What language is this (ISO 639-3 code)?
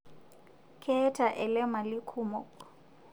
mas